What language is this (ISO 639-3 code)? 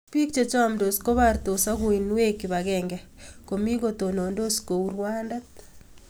kln